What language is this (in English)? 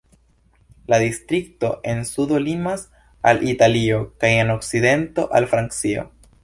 Esperanto